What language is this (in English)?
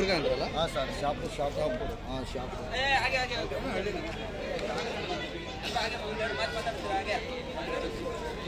Kannada